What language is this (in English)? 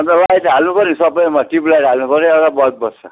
Nepali